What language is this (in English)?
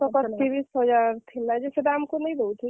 Odia